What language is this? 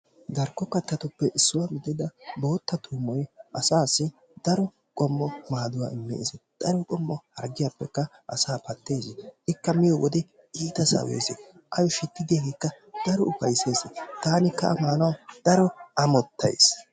Wolaytta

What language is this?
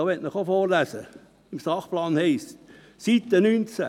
Swiss German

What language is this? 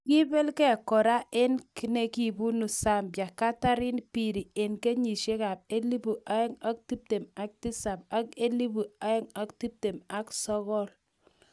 Kalenjin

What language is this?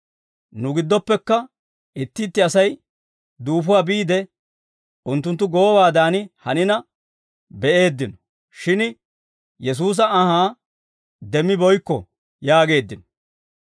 Dawro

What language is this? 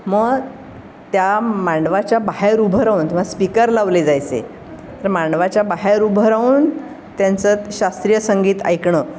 Marathi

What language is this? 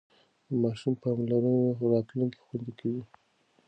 Pashto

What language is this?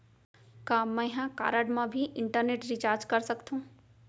Chhattisgarhi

